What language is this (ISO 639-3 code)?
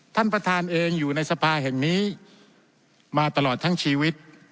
tha